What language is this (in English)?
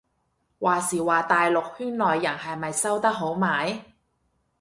Cantonese